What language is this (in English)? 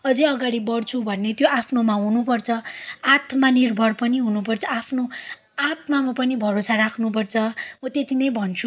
Nepali